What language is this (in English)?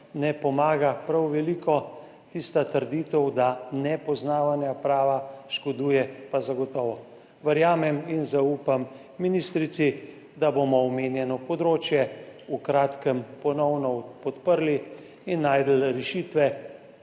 Slovenian